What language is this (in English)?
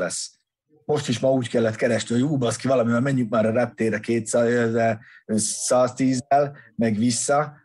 Hungarian